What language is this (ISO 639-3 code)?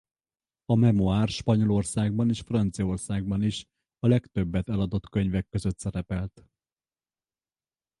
hun